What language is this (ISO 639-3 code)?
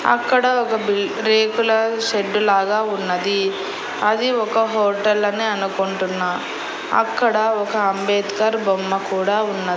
tel